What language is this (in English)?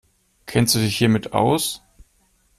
German